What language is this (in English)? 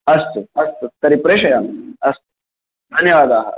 Sanskrit